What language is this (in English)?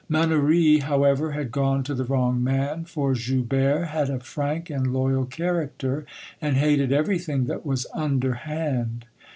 English